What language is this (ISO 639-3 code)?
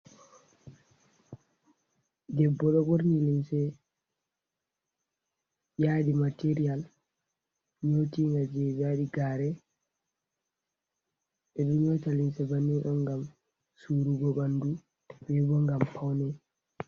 ful